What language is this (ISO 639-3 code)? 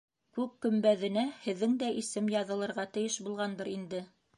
bak